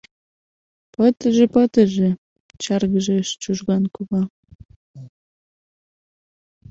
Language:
Mari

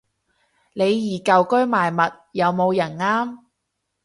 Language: Cantonese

